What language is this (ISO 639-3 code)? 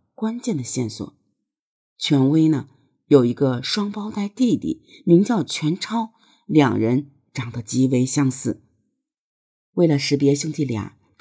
zho